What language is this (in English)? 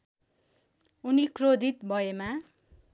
Nepali